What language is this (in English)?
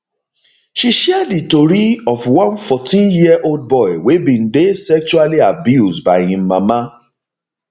Nigerian Pidgin